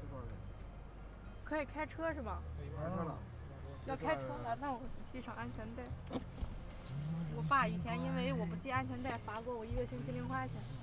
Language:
Chinese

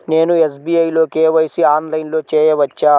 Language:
Telugu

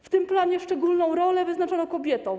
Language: Polish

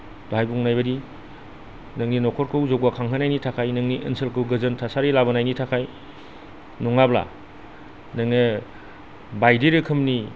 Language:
Bodo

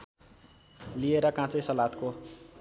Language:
Nepali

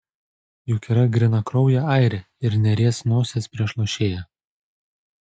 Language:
Lithuanian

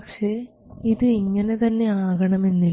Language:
Malayalam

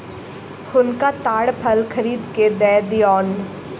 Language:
Maithili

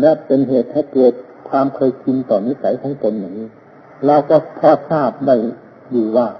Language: Thai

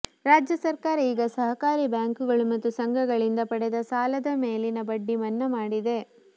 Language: Kannada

